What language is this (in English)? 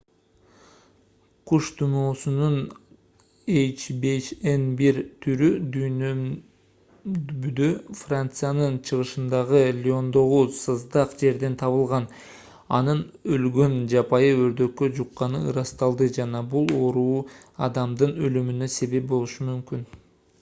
Kyrgyz